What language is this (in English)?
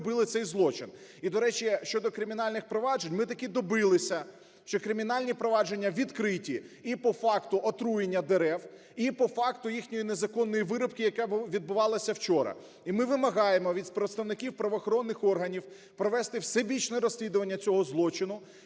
Ukrainian